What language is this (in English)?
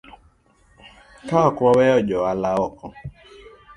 Luo (Kenya and Tanzania)